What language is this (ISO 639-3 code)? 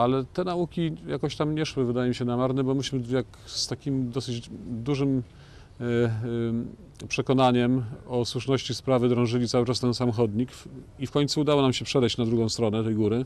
pol